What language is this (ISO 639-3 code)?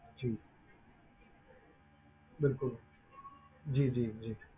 pan